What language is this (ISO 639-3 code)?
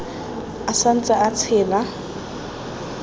tsn